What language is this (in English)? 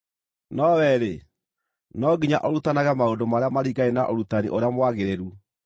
Kikuyu